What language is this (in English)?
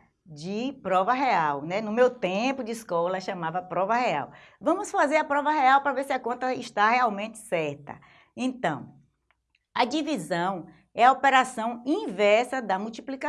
Portuguese